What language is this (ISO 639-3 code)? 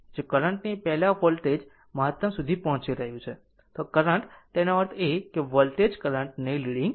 guj